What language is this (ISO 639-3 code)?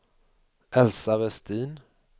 swe